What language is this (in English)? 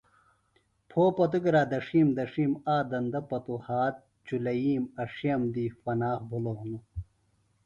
Phalura